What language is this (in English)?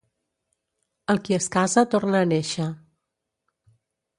Catalan